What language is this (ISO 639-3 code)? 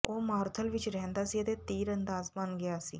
pan